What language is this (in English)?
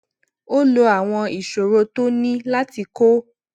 Yoruba